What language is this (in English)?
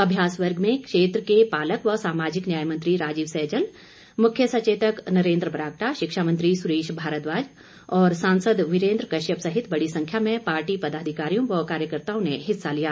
Hindi